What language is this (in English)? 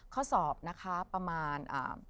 Thai